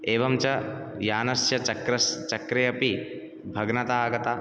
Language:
Sanskrit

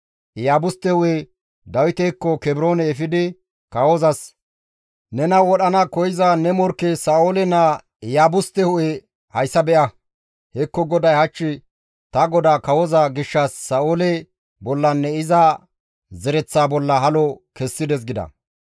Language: Gamo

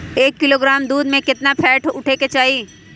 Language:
Magahi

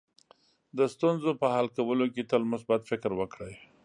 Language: Pashto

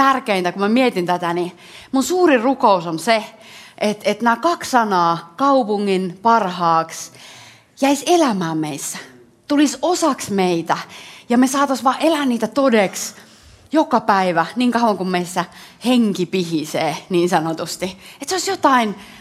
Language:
Finnish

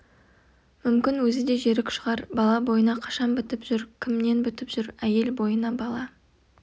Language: Kazakh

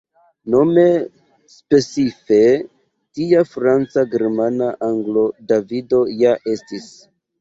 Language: Esperanto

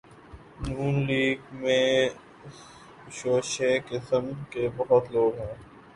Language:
Urdu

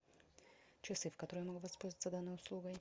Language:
Russian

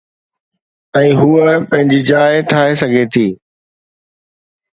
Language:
Sindhi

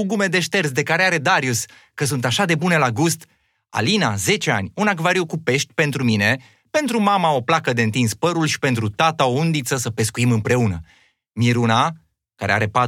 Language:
Romanian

